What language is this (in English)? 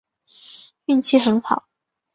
Chinese